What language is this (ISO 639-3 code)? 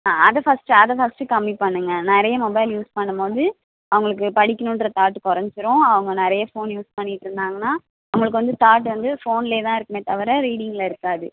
tam